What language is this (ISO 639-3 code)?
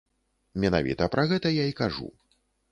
bel